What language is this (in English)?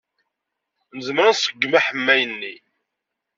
Kabyle